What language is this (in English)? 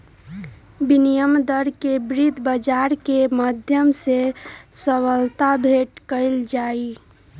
Magahi